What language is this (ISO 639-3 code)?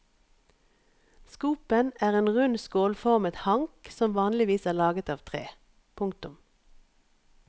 nor